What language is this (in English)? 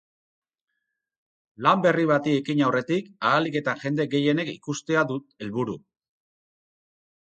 Basque